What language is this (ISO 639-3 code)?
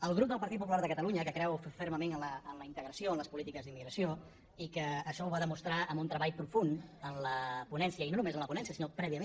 cat